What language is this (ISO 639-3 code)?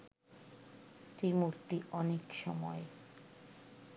ben